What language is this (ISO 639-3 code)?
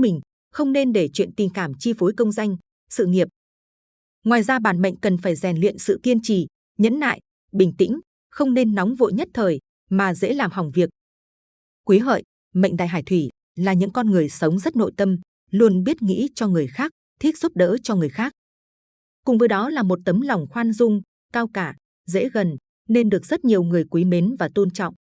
vie